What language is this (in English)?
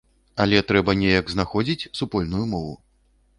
Belarusian